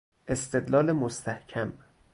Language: Persian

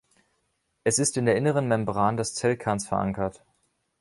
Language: German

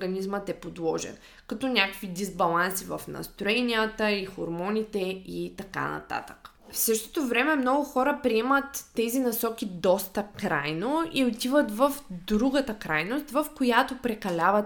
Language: Bulgarian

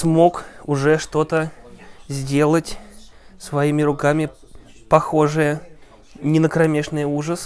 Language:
Russian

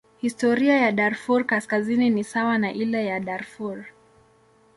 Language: Swahili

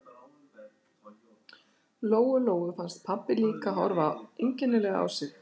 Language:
Icelandic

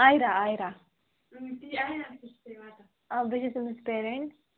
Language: Kashmiri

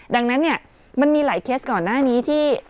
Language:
Thai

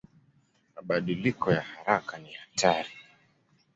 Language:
Swahili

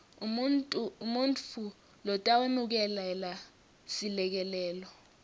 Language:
Swati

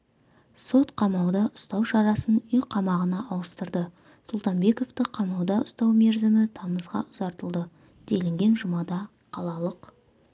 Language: Kazakh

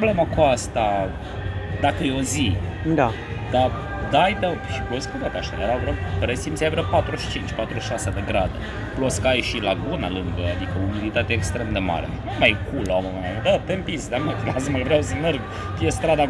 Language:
Romanian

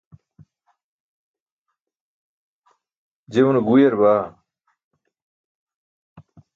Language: Burushaski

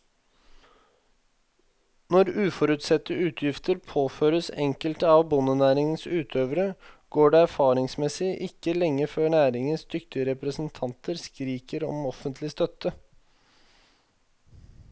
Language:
Norwegian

